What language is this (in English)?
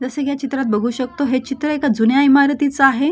Marathi